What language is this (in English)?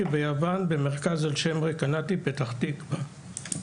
Hebrew